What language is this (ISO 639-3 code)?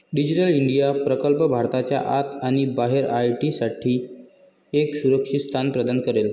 mar